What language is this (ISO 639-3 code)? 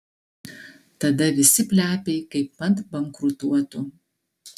lit